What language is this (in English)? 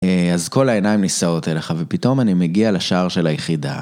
Hebrew